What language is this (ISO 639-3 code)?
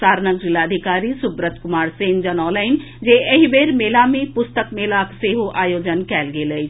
mai